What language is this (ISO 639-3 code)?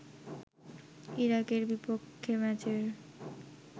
ben